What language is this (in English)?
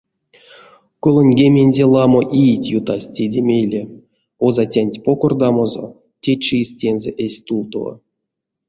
Erzya